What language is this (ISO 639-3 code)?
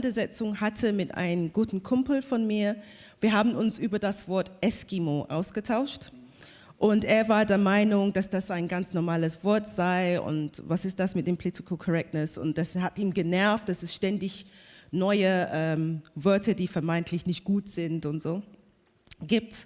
deu